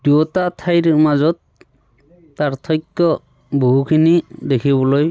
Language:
Assamese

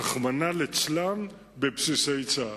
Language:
Hebrew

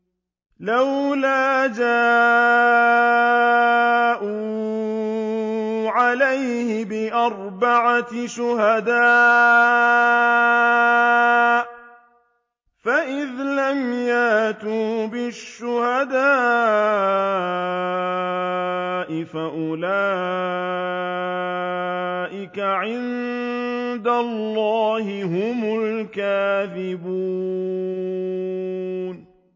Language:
Arabic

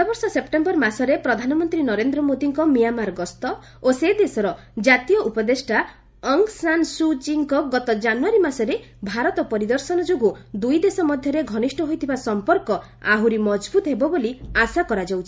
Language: Odia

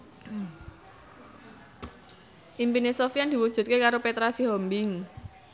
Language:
Javanese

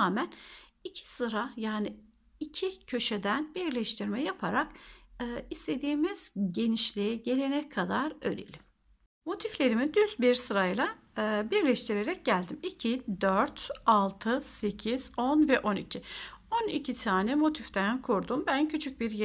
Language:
Turkish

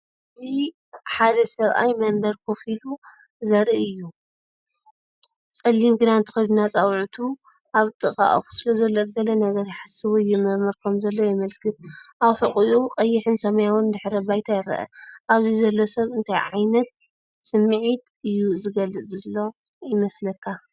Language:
Tigrinya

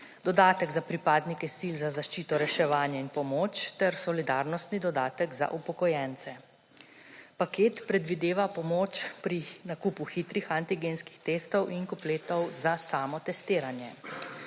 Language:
Slovenian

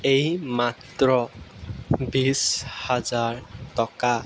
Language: Assamese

